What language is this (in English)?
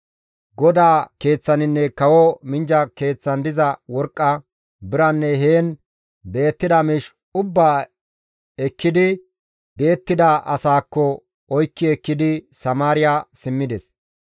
Gamo